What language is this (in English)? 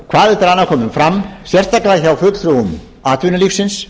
Icelandic